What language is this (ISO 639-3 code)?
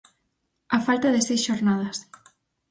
glg